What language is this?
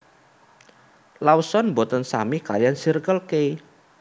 Javanese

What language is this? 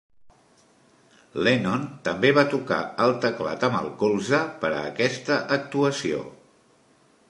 Catalan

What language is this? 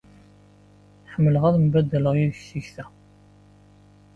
Kabyle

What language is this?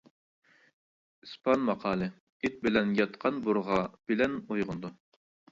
Uyghur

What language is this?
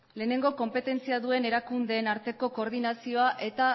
Basque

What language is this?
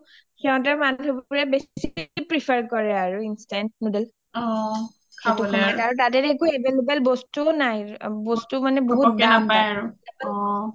Assamese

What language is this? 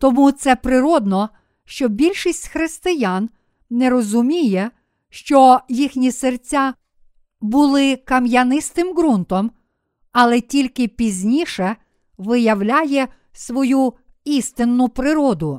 Ukrainian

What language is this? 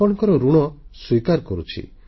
Odia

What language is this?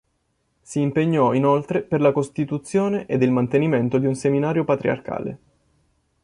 Italian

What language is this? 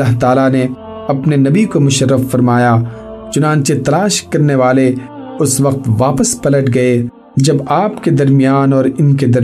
Urdu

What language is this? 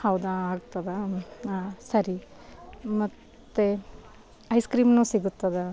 Kannada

